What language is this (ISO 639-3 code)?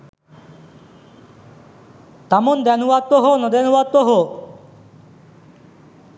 sin